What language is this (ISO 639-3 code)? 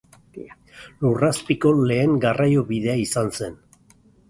eus